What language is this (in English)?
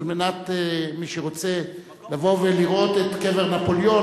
Hebrew